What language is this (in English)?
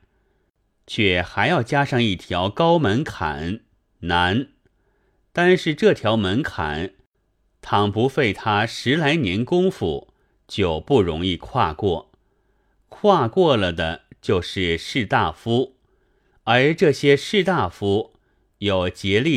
Chinese